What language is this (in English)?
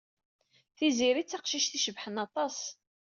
Kabyle